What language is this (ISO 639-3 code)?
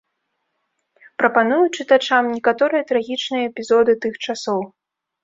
bel